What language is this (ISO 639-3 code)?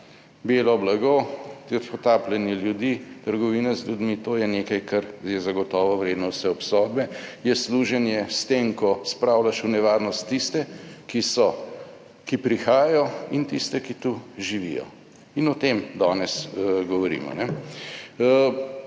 slv